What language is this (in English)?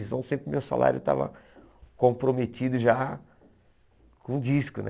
Portuguese